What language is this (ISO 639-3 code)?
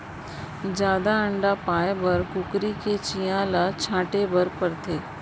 hne